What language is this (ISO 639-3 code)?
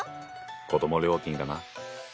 jpn